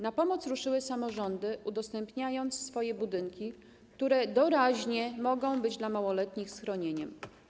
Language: Polish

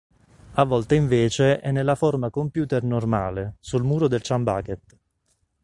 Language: Italian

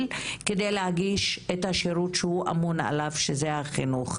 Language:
Hebrew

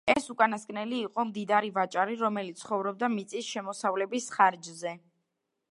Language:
Georgian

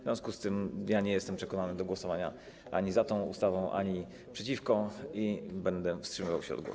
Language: Polish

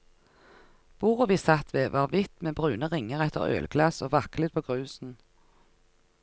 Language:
Norwegian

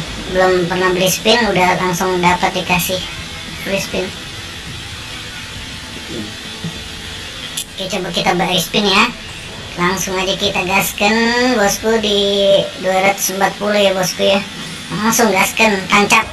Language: Indonesian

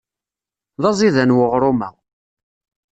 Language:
Kabyle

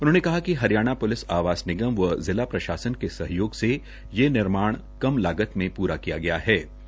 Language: Hindi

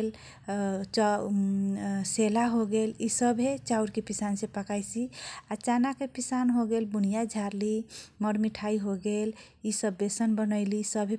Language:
Kochila Tharu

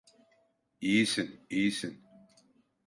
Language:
Turkish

